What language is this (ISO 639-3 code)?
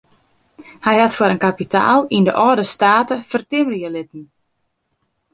fry